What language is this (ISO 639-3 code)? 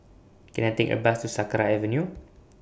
eng